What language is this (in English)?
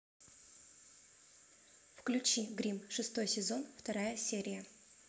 Russian